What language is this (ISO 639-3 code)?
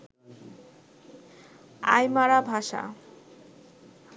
ben